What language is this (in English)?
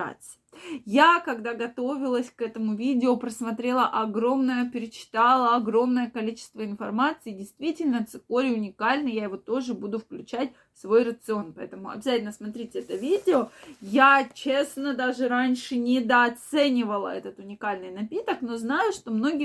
Russian